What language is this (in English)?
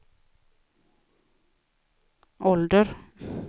Swedish